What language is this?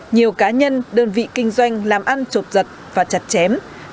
Vietnamese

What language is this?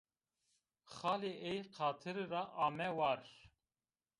Zaza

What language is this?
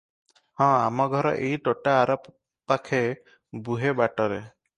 Odia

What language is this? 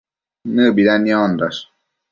Matsés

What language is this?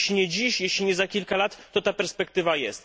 Polish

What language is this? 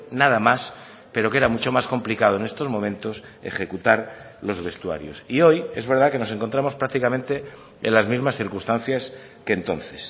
Spanish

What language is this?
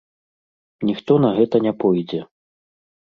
Belarusian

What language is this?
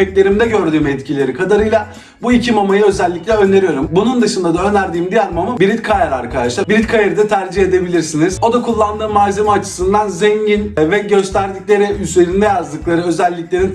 Turkish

